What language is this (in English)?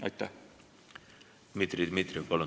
Estonian